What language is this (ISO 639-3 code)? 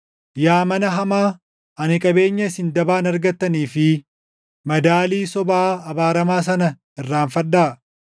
orm